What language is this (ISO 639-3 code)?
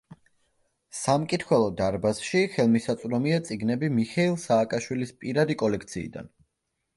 kat